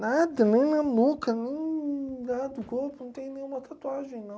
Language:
Portuguese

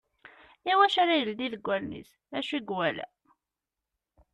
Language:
Kabyle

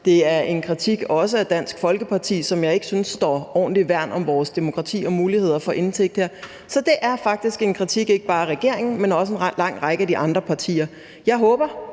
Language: Danish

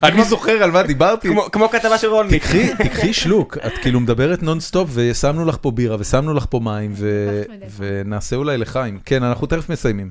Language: Hebrew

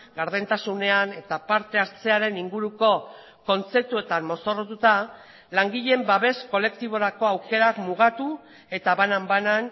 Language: Basque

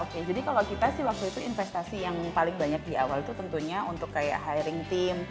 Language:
Indonesian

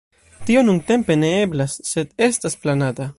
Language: Esperanto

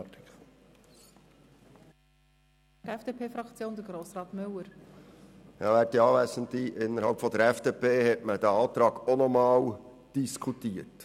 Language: Swiss German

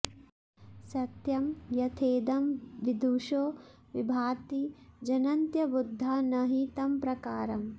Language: Sanskrit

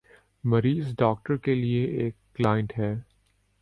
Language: Urdu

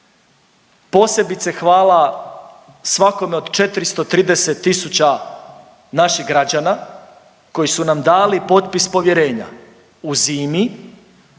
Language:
Croatian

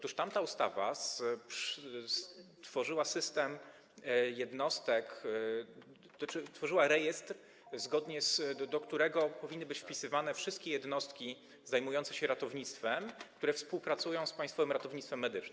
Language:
Polish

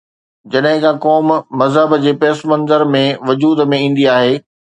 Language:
Sindhi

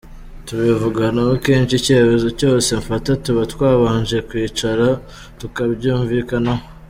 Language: Kinyarwanda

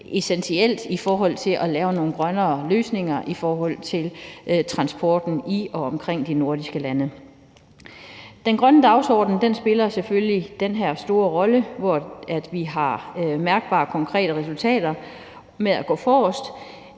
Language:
Danish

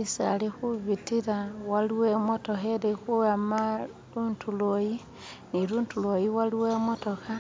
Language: Masaaba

